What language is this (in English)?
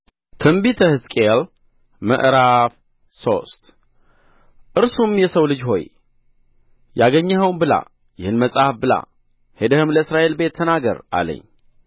Amharic